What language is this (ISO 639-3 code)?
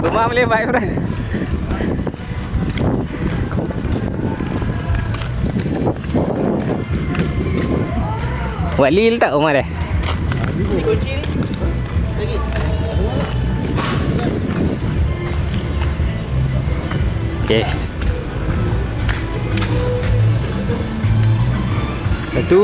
msa